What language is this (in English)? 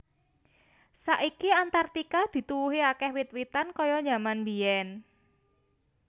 Javanese